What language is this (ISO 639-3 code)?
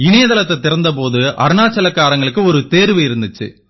tam